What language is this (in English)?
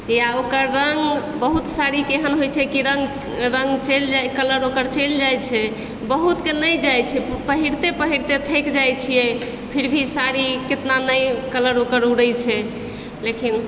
Maithili